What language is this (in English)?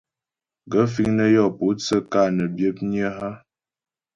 Ghomala